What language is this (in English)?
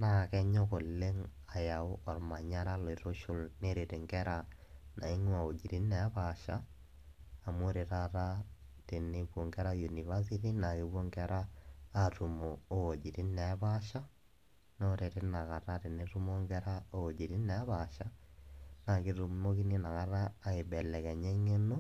Masai